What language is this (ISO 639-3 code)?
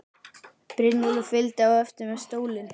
isl